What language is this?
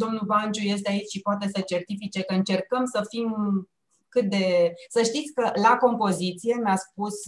Romanian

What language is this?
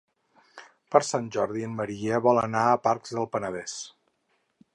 Catalan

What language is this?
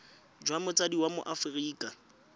Tswana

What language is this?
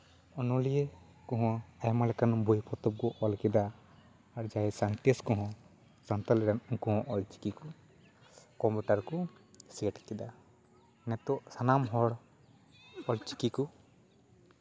Santali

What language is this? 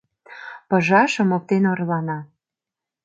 Mari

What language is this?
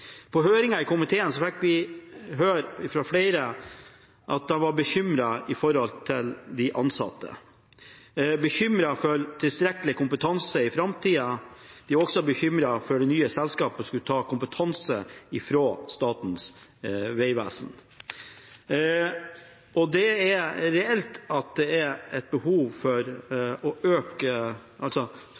Norwegian Bokmål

